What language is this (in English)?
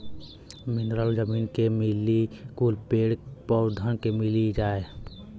Bhojpuri